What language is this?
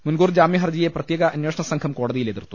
Malayalam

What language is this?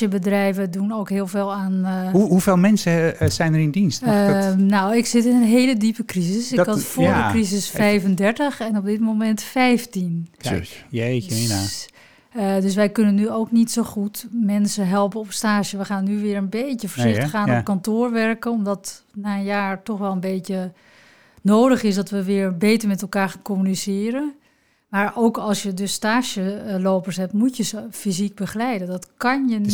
Dutch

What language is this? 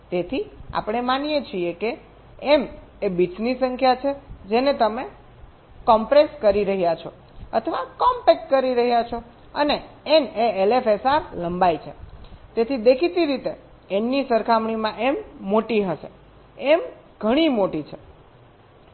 Gujarati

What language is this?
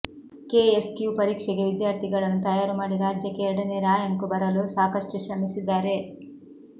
Kannada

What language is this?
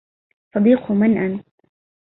Arabic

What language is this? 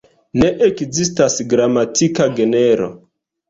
Esperanto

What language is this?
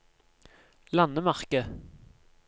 Norwegian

